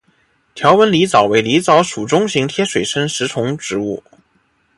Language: Chinese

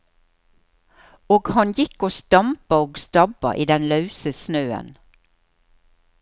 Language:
Norwegian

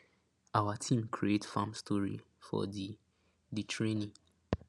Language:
Nigerian Pidgin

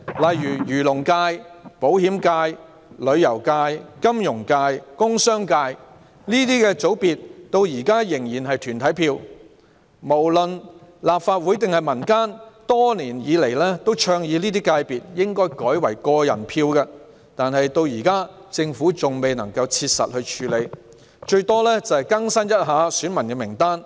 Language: Cantonese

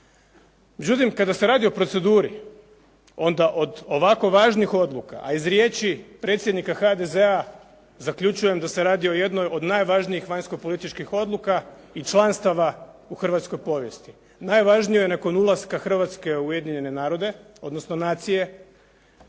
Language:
Croatian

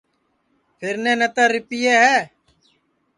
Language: Sansi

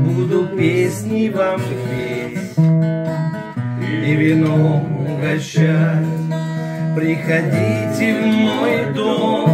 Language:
Russian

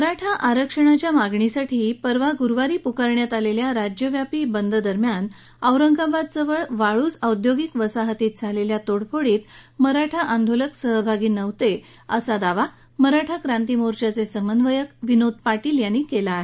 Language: Marathi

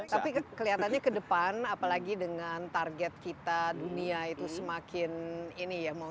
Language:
Indonesian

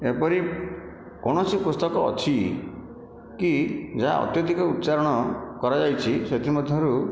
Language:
Odia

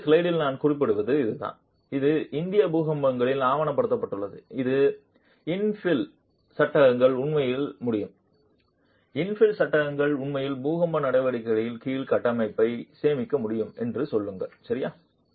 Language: Tamil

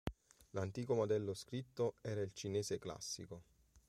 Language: Italian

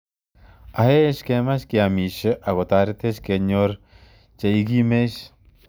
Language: Kalenjin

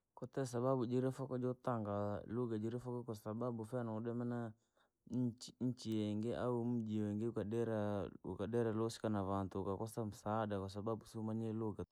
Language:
Langi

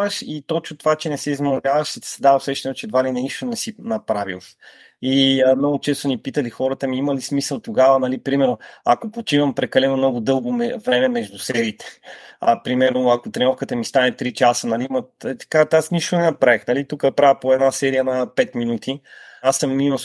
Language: Bulgarian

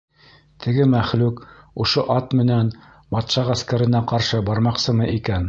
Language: Bashkir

